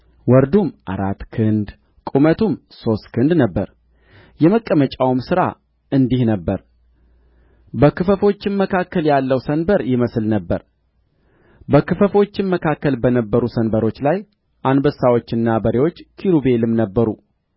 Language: Amharic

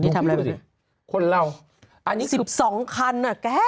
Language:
Thai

